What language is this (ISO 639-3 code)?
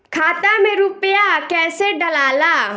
bho